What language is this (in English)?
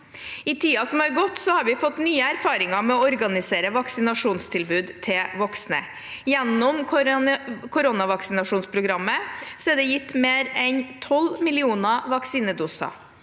Norwegian